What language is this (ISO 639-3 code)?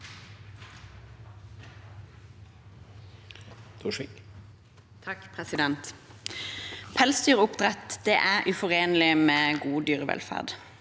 nor